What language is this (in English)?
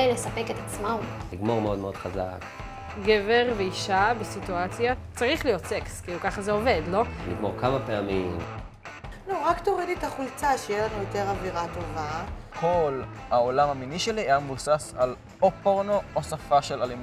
Hebrew